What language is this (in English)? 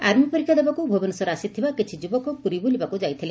Odia